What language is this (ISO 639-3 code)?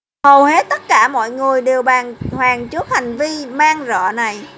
vie